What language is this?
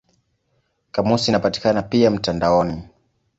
Swahili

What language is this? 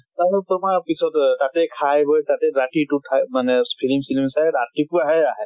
Assamese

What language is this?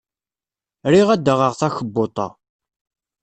Kabyle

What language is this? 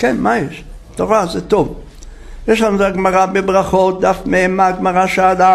Hebrew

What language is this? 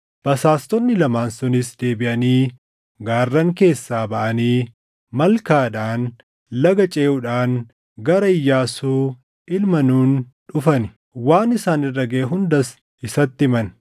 Oromo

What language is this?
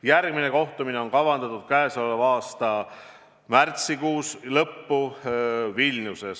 Estonian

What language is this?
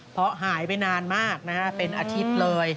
Thai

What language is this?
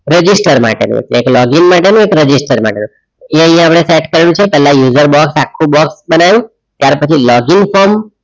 Gujarati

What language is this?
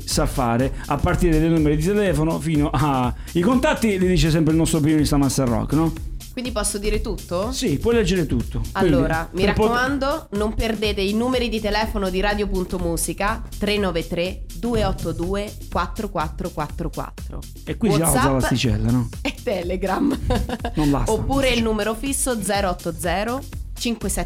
Italian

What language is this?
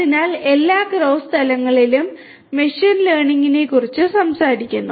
Malayalam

